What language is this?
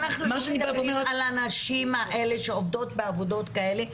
Hebrew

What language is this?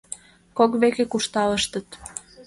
Mari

